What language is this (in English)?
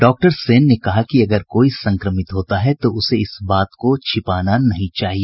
Hindi